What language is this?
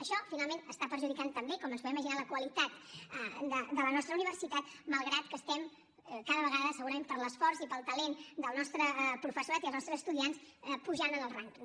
Catalan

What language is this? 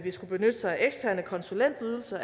Danish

